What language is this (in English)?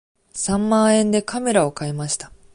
Japanese